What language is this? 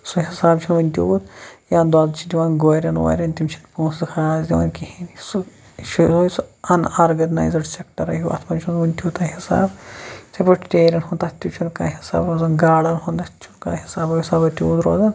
Kashmiri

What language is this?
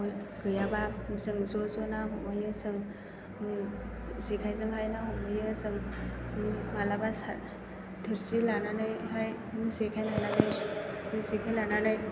Bodo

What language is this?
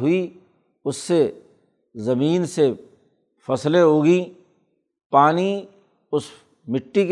Urdu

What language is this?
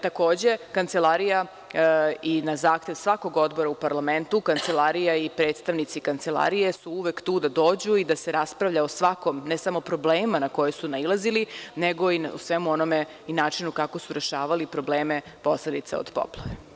Serbian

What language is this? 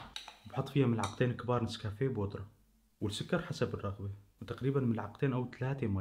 Arabic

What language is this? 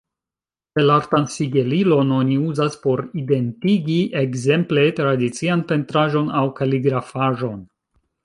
Esperanto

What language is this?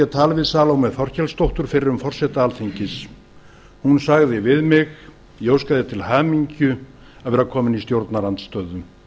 Icelandic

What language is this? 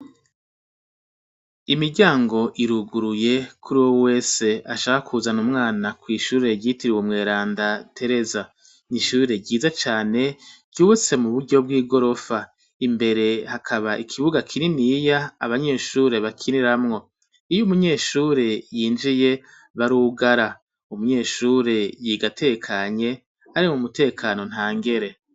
Rundi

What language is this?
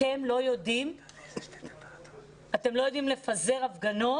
Hebrew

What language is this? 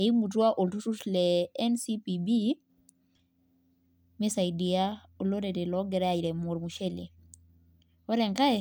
Masai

